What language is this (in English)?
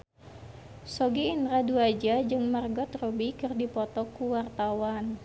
Sundanese